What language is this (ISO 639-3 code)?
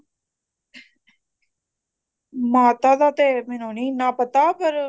pan